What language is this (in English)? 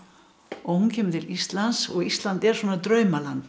Icelandic